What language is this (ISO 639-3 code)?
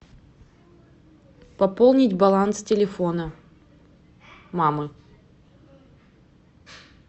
rus